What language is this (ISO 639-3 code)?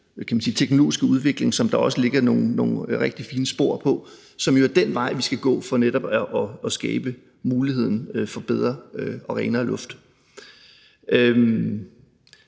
dan